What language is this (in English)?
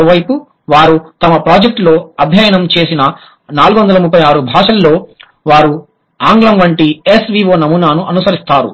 Telugu